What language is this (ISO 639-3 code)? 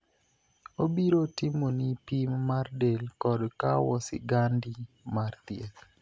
luo